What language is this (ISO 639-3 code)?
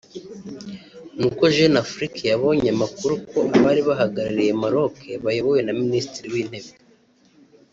kin